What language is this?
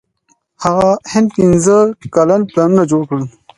Pashto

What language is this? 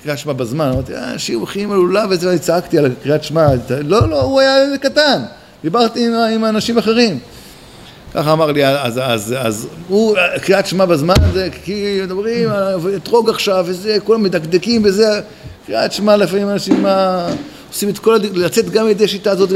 Hebrew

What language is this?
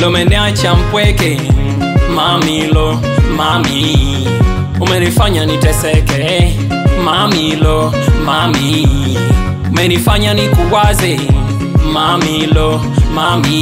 French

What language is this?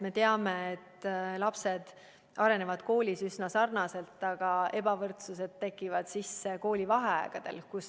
Estonian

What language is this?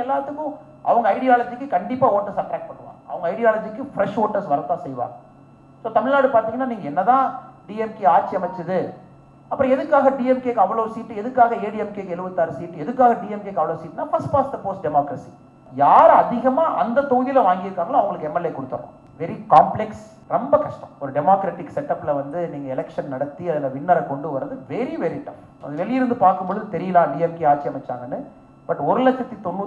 Tamil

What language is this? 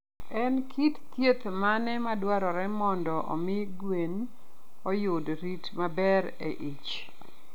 Luo (Kenya and Tanzania)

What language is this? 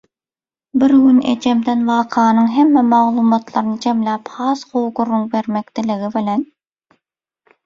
Turkmen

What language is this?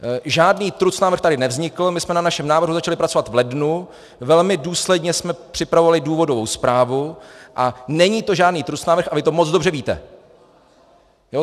Czech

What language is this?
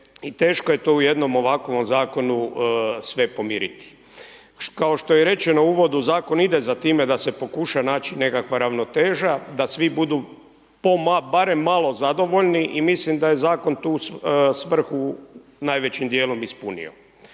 Croatian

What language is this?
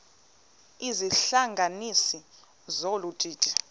Xhosa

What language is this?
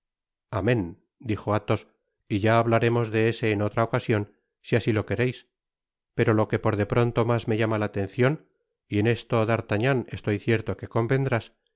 Spanish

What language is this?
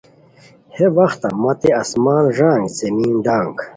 Khowar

